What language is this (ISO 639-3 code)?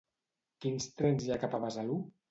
cat